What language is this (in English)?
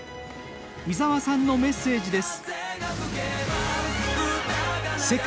Japanese